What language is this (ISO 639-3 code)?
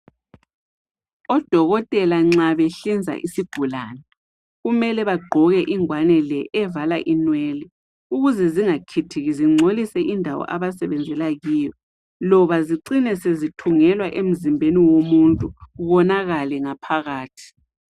nde